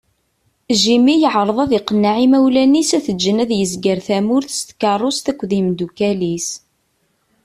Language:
Kabyle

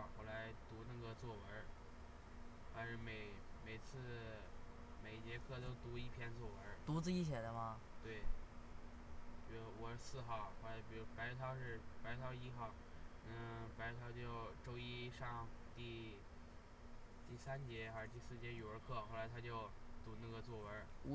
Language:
Chinese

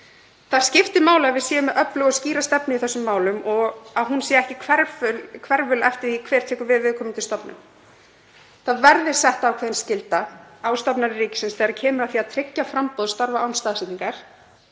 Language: Icelandic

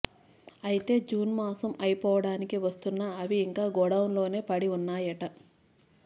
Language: Telugu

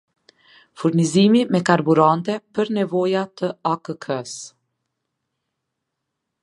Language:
Albanian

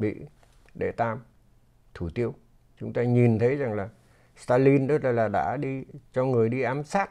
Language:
Vietnamese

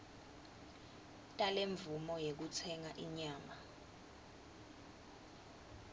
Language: Swati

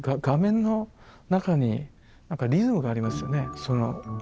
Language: Japanese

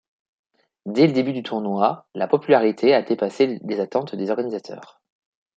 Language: French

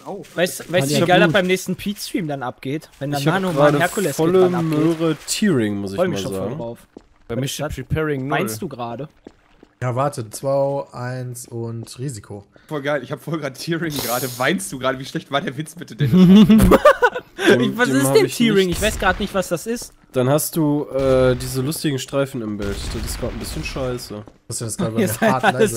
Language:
German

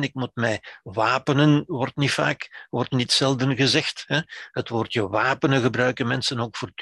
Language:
Dutch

